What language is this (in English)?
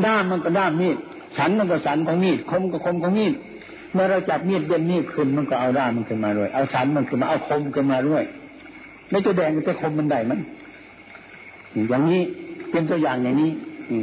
Thai